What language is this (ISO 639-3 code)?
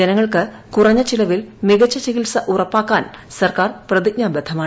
mal